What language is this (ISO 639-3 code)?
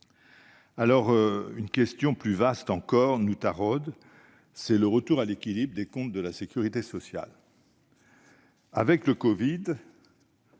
fra